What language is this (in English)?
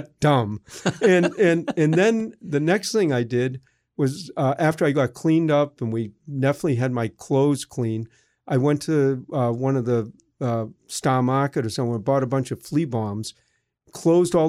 English